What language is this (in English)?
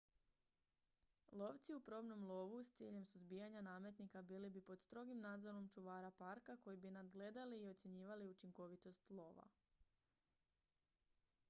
Croatian